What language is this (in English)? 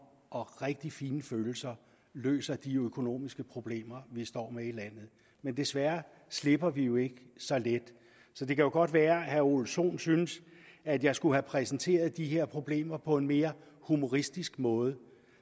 Danish